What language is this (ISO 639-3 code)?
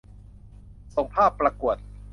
tha